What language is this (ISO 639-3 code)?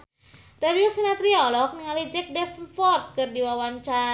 sun